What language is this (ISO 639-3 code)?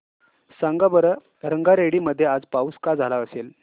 mar